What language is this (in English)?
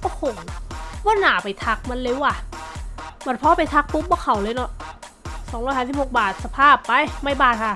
Thai